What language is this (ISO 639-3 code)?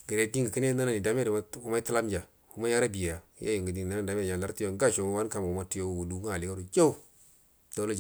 bdm